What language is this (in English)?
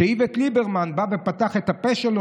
Hebrew